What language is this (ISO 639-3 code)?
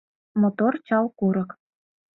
chm